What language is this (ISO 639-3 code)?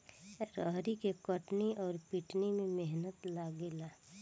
bho